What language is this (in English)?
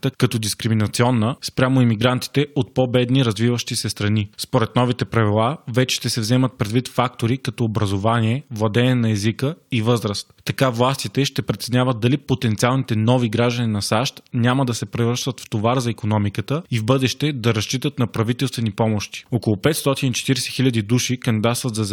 Bulgarian